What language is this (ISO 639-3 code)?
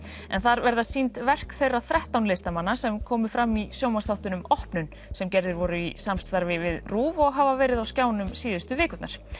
isl